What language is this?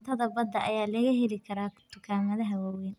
Somali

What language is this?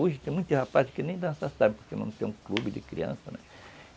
Portuguese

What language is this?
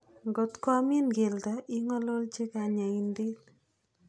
Kalenjin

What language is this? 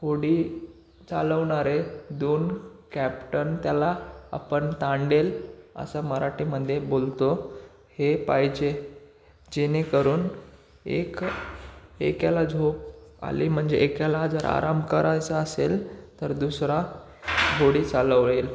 Marathi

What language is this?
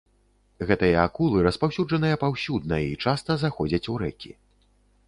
Belarusian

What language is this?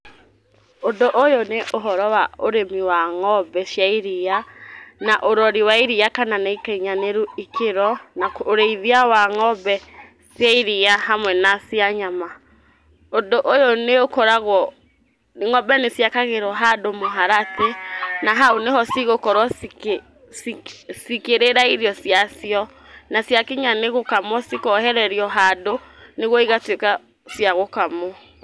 Kikuyu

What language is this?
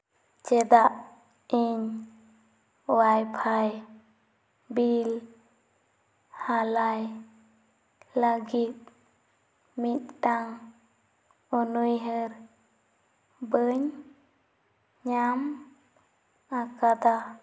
Santali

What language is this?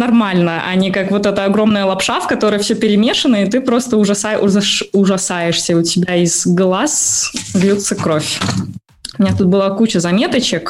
Russian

